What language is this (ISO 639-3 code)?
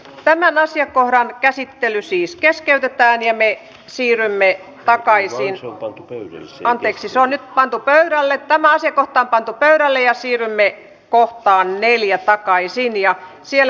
fin